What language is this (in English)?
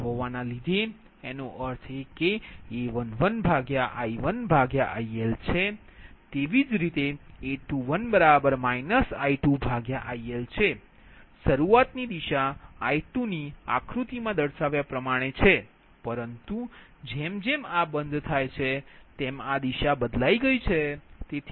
Gujarati